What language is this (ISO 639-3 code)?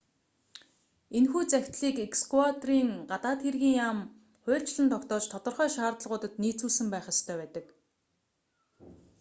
mon